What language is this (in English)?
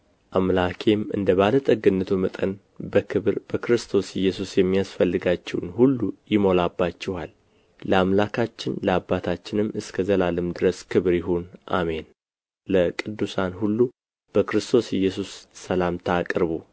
Amharic